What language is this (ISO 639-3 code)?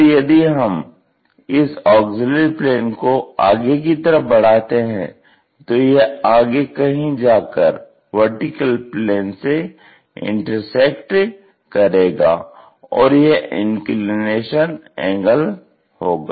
hin